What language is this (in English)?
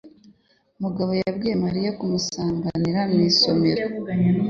Kinyarwanda